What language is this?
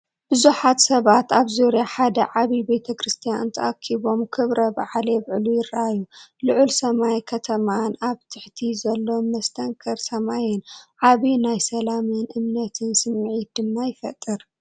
Tigrinya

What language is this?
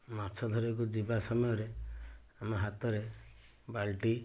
Odia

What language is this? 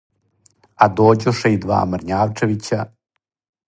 Serbian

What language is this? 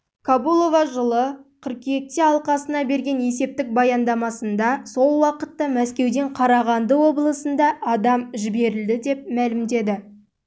Kazakh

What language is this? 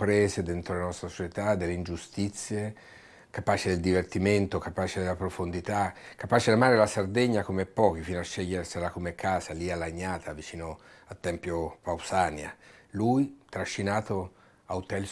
Italian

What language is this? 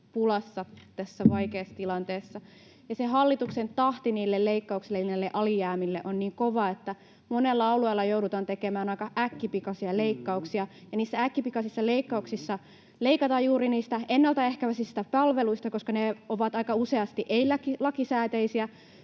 Finnish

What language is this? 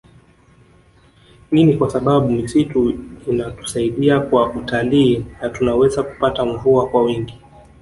Swahili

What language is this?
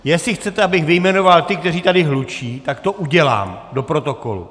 Czech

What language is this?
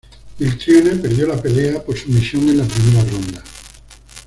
Spanish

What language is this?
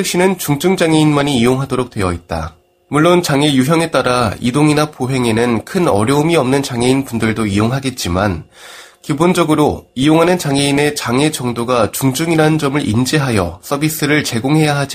Korean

